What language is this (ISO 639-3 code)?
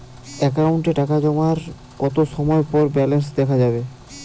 ben